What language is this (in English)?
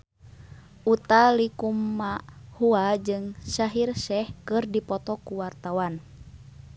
Sundanese